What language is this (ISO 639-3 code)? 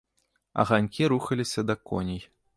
bel